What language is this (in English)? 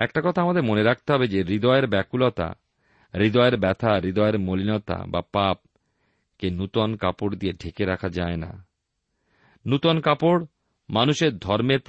Bangla